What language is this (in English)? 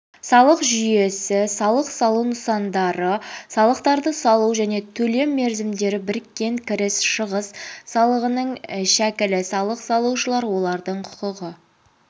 Kazakh